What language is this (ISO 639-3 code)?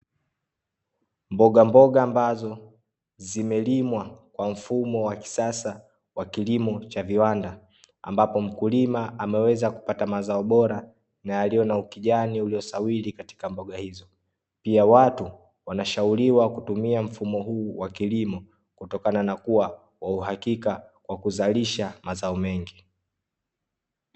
swa